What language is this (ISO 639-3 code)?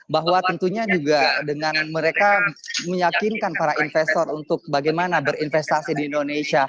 ind